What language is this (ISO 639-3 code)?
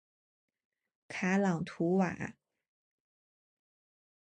zho